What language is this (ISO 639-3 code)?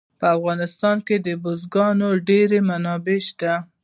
pus